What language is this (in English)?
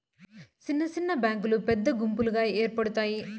Telugu